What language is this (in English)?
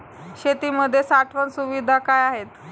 Marathi